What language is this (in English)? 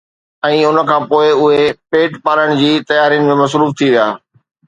Sindhi